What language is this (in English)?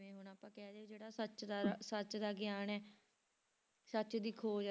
Punjabi